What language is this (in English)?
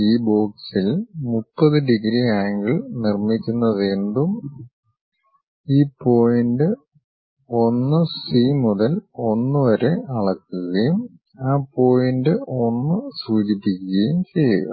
Malayalam